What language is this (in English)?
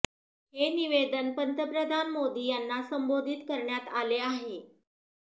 Marathi